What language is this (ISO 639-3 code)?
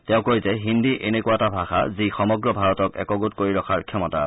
asm